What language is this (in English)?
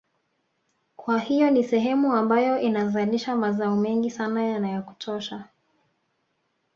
Swahili